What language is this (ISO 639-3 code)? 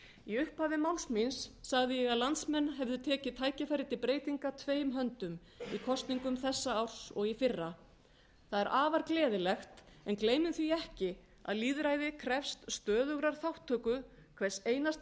isl